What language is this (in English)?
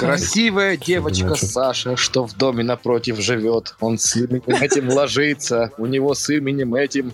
Russian